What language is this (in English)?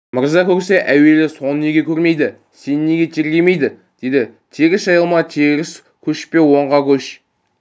Kazakh